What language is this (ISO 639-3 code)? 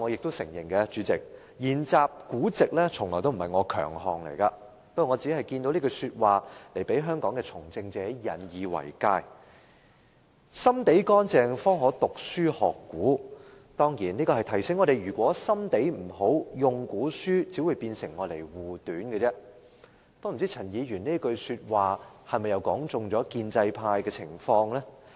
yue